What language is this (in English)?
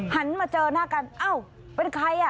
Thai